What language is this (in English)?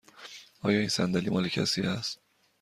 Persian